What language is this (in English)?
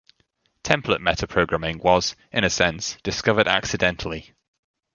English